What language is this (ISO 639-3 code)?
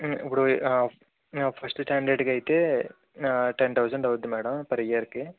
tel